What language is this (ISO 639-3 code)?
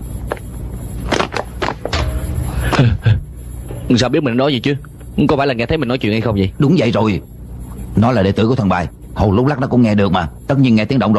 vie